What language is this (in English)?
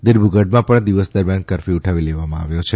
Gujarati